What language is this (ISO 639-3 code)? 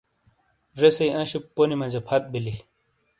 scl